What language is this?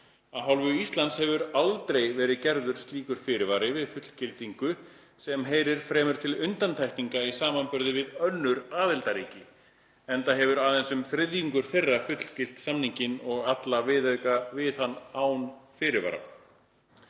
Icelandic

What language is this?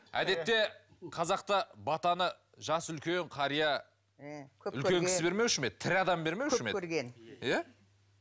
Kazakh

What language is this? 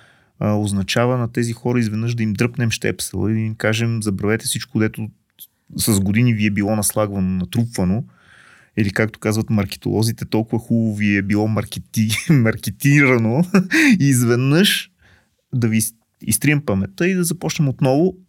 Bulgarian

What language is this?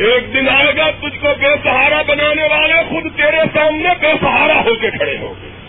Urdu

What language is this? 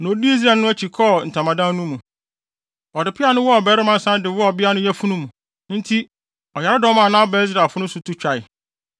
Akan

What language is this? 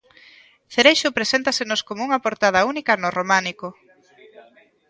Galician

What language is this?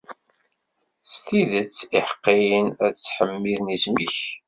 Kabyle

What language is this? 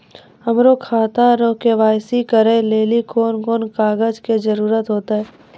Maithili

